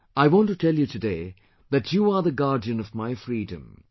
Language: English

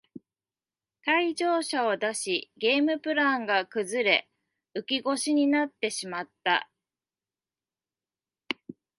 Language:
Japanese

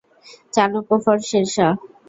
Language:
Bangla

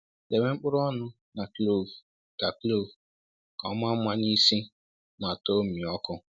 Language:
Igbo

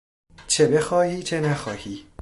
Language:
Persian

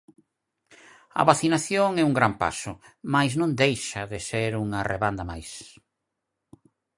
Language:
Galician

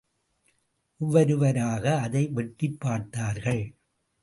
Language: Tamil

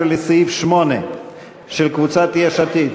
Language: Hebrew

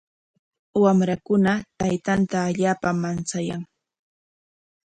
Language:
Corongo Ancash Quechua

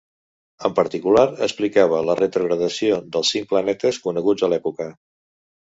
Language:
Catalan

